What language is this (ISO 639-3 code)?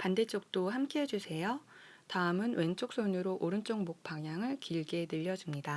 kor